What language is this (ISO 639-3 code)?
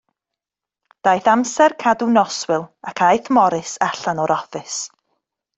cym